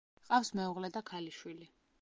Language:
Georgian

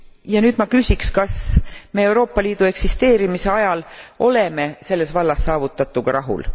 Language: Estonian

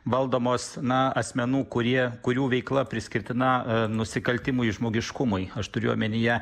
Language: Lithuanian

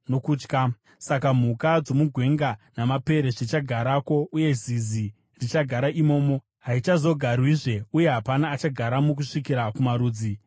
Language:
Shona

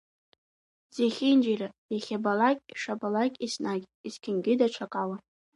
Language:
Abkhazian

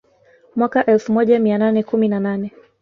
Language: Swahili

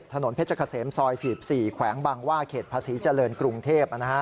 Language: Thai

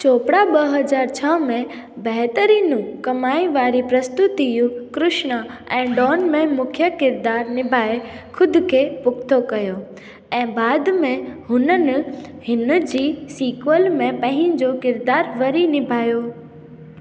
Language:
Sindhi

